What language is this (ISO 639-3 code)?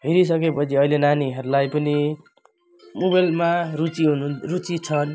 nep